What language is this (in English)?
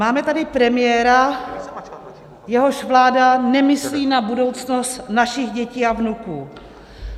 Czech